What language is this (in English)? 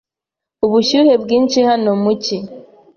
Kinyarwanda